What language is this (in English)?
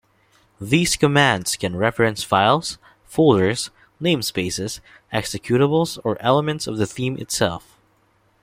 English